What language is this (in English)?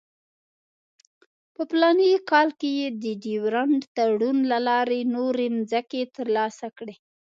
Pashto